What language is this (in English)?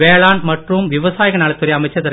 Tamil